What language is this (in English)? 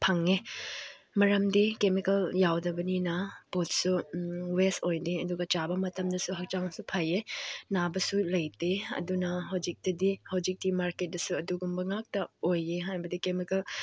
Manipuri